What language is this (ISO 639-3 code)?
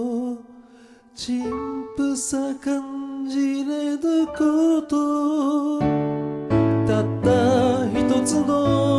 jpn